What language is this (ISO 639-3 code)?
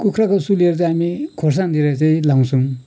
nep